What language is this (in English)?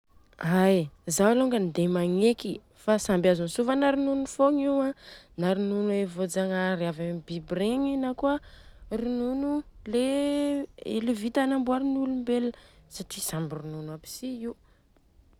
Southern Betsimisaraka Malagasy